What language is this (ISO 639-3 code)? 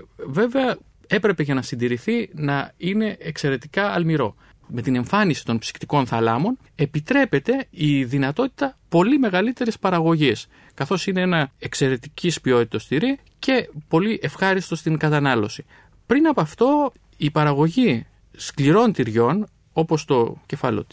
ell